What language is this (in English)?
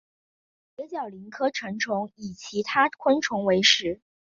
Chinese